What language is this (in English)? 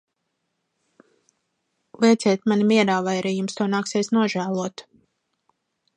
Latvian